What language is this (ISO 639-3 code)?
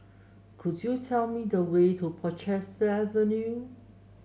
eng